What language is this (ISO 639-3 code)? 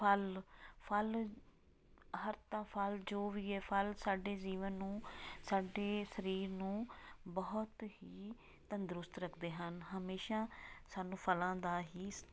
pan